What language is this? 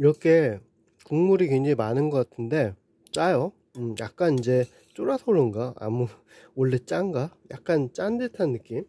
Korean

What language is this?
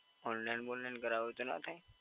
Gujarati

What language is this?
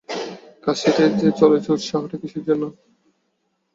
Bangla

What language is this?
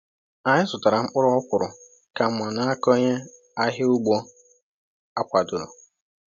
Igbo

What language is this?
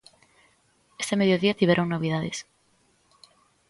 Galician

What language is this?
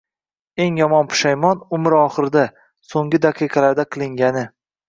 Uzbek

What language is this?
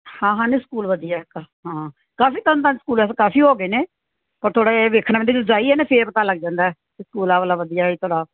Punjabi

